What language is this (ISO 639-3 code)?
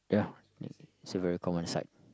eng